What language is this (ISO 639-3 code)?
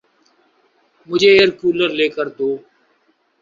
urd